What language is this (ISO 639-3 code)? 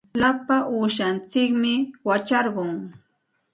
qxt